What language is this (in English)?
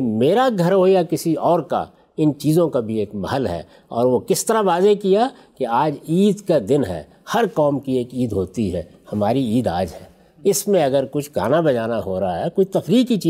Urdu